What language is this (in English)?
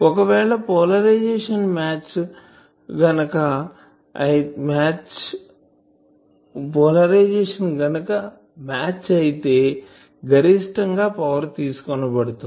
Telugu